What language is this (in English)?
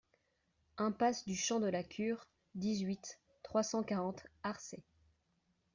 French